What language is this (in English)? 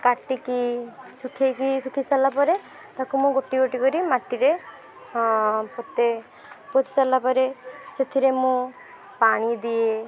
Odia